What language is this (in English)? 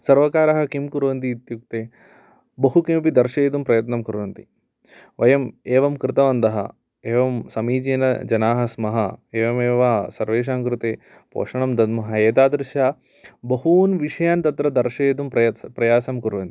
Sanskrit